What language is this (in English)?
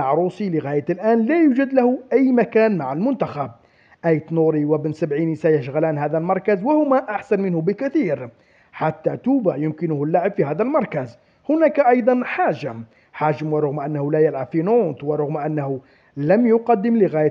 Arabic